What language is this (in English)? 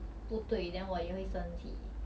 English